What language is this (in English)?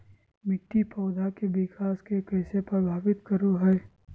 Magahi